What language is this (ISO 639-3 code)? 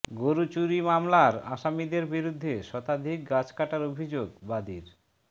ben